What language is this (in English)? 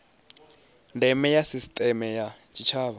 Venda